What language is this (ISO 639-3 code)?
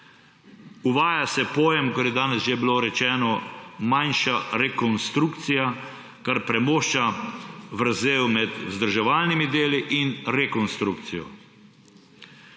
slv